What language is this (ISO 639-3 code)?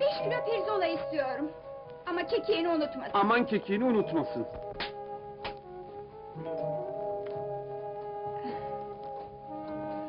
tur